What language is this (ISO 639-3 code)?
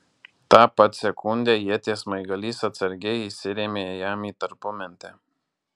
lit